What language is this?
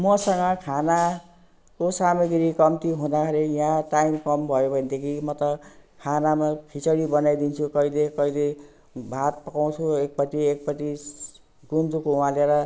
Nepali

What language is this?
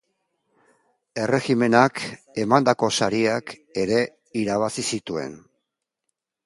Basque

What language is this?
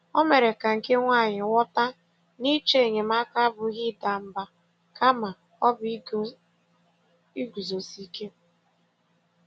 Igbo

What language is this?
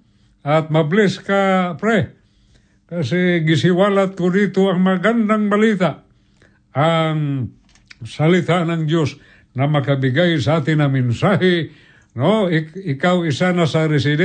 Filipino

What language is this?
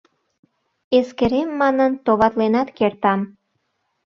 Mari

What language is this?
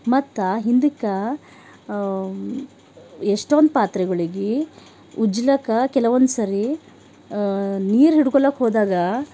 Kannada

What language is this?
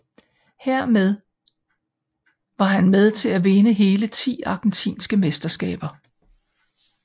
Danish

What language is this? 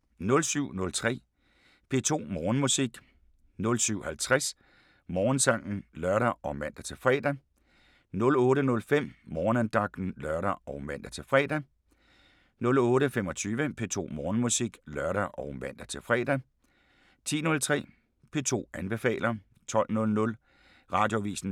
Danish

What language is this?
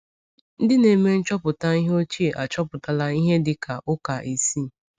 Igbo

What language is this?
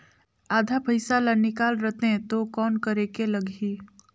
Chhattisgarhi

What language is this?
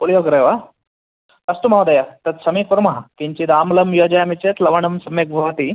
Sanskrit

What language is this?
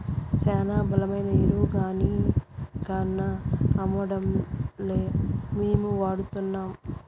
Telugu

